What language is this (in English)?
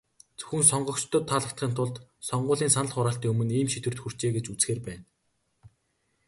Mongolian